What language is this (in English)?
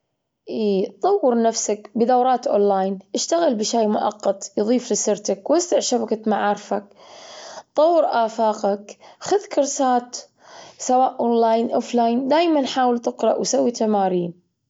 Gulf Arabic